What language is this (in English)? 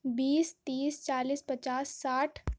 Urdu